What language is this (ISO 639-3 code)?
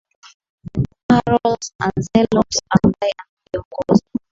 swa